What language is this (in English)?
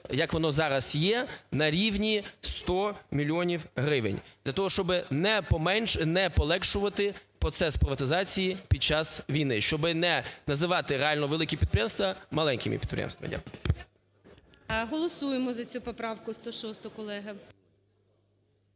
Ukrainian